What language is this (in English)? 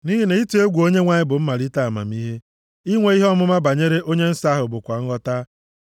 Igbo